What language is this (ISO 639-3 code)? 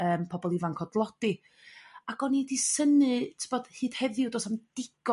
cym